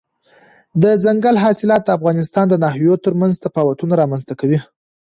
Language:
Pashto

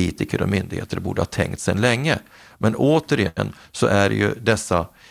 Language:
Swedish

